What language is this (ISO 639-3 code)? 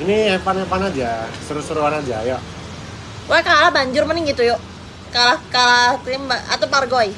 ind